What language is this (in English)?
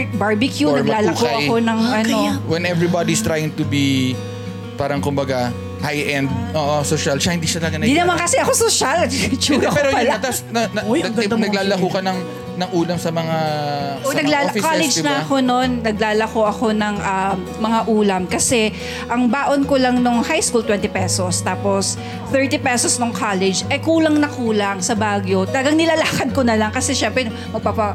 Filipino